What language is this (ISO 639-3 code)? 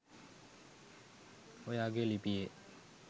sin